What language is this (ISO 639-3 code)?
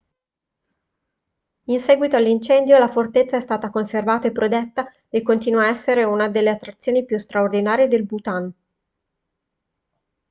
ita